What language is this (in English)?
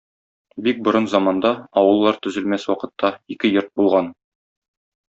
Tatar